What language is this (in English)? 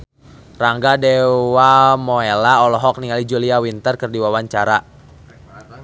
Sundanese